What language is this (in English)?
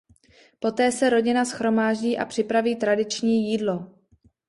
Czech